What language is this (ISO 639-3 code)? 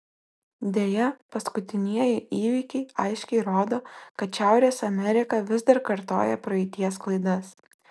lit